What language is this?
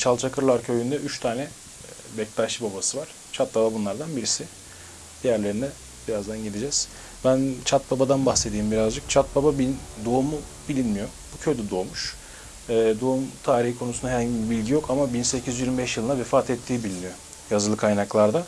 Turkish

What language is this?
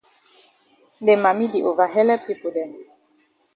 Cameroon Pidgin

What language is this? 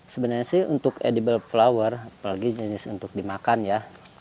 Indonesian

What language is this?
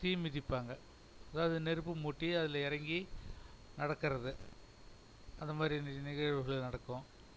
Tamil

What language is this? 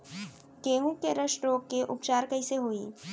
Chhattisgarhi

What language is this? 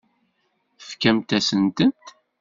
Kabyle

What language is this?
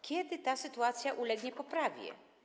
Polish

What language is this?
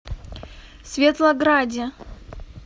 Russian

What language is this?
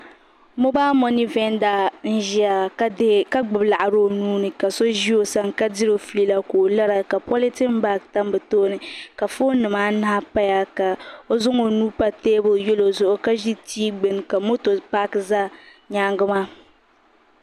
Dagbani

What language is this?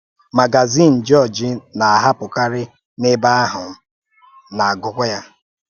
Igbo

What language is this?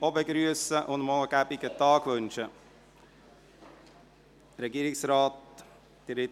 Swiss German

